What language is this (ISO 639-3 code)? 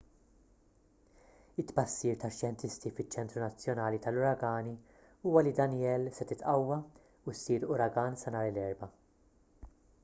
mlt